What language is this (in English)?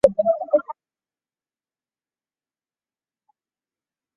Chinese